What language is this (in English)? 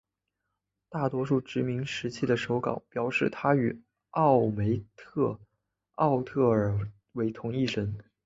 Chinese